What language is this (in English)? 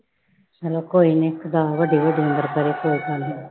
Punjabi